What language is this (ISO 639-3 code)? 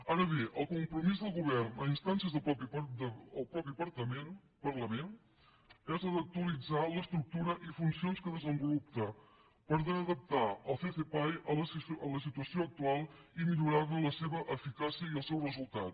cat